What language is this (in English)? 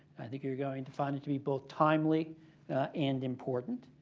English